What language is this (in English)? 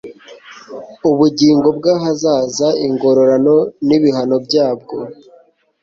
Kinyarwanda